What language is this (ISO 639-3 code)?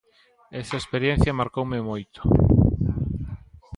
glg